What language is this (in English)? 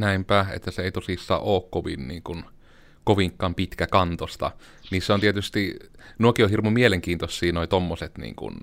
Finnish